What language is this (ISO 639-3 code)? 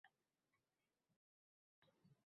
uzb